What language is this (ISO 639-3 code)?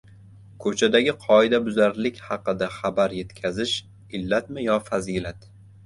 uzb